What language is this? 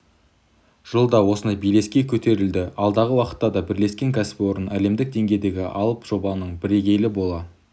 Kazakh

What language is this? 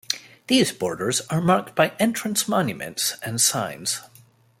English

